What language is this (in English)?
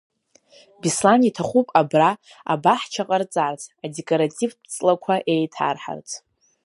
Abkhazian